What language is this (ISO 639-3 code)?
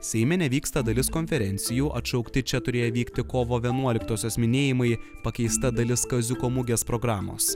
lit